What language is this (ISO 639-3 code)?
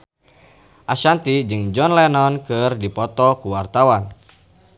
sun